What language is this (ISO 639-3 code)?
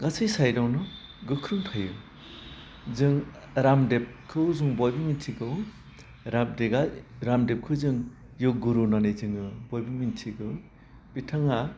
brx